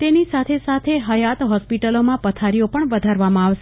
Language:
Gujarati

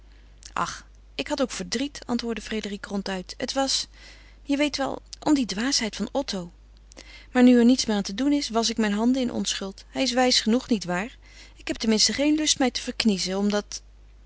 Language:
Dutch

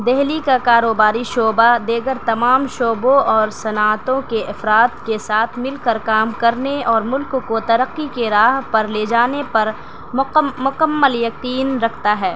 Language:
Urdu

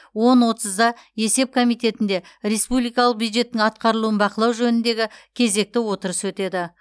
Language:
Kazakh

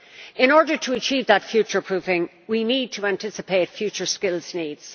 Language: English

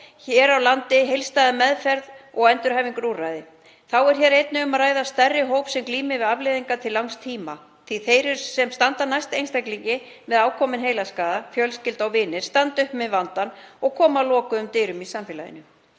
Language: Icelandic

